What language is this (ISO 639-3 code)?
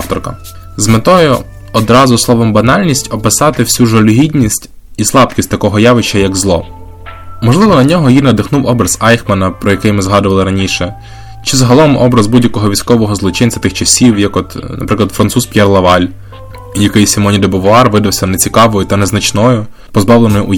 ukr